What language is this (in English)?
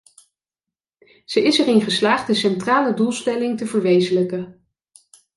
Dutch